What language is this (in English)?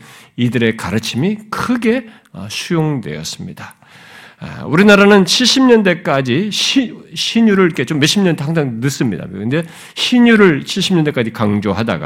Korean